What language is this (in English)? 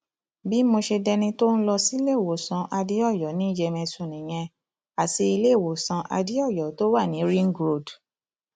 Yoruba